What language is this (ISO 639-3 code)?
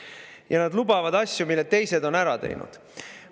est